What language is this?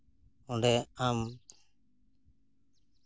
Santali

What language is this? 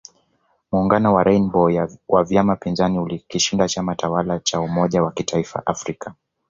Swahili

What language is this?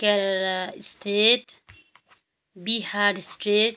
Nepali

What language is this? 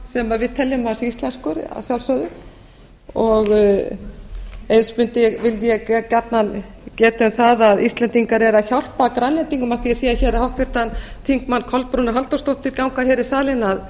Icelandic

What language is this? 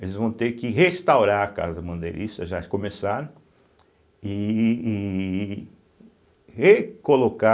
Portuguese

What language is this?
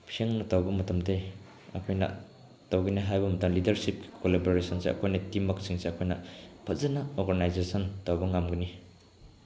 Manipuri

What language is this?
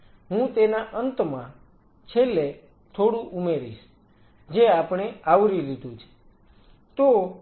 Gujarati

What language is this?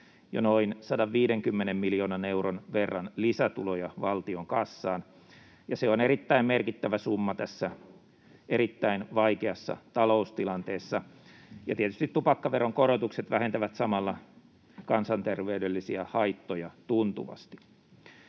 Finnish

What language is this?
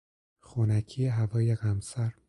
Persian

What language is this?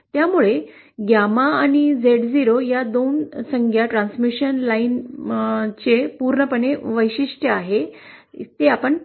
Marathi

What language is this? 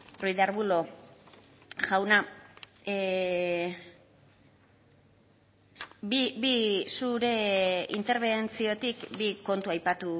Basque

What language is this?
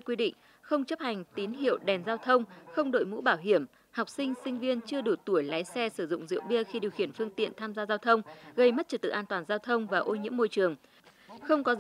Vietnamese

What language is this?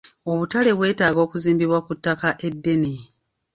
Ganda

